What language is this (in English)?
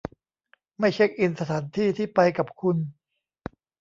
Thai